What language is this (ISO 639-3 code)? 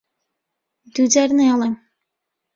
ckb